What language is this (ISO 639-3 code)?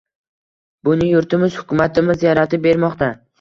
uzb